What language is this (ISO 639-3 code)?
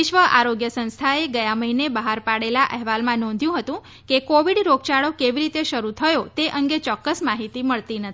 guj